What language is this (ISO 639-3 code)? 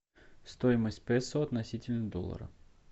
rus